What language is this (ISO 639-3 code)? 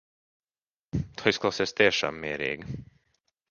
lav